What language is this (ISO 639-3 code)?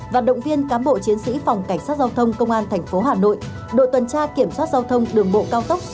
vie